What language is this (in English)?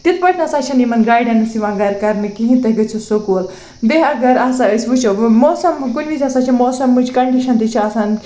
Kashmiri